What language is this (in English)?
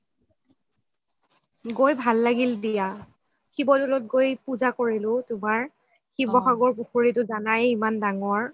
Assamese